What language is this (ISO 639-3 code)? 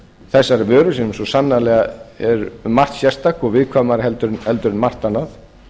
isl